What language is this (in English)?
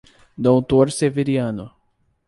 Portuguese